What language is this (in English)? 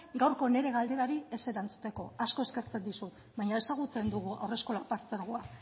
Basque